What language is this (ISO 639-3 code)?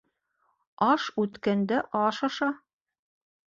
bak